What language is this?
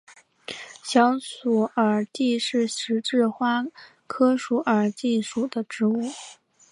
Chinese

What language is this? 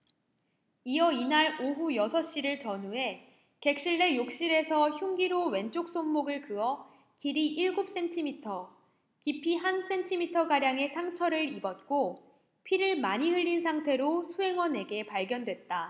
Korean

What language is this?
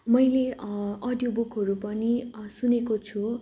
Nepali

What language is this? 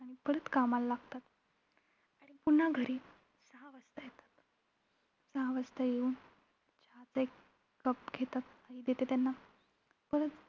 Marathi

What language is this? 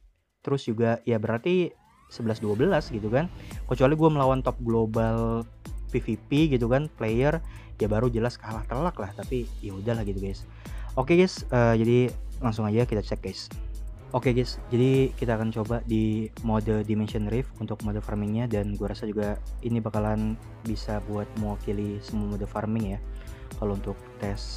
Indonesian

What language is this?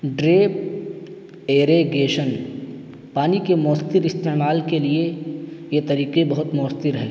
Urdu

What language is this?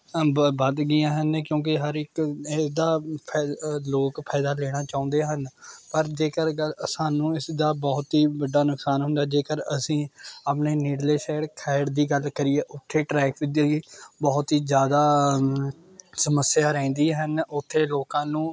Punjabi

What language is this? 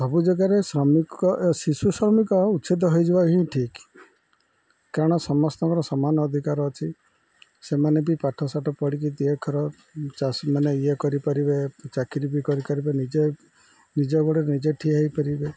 Odia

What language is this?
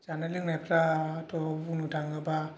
Bodo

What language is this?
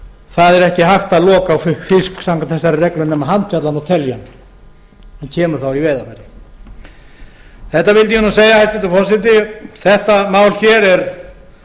Icelandic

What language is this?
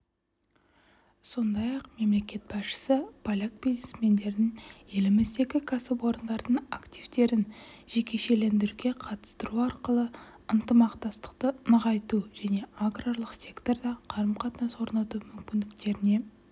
Kazakh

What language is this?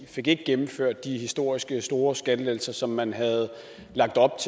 Danish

